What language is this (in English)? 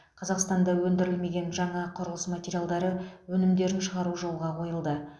Kazakh